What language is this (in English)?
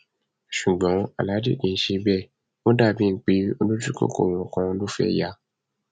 Yoruba